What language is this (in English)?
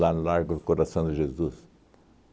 Portuguese